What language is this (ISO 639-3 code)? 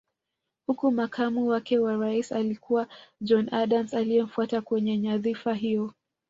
swa